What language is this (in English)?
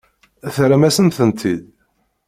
Kabyle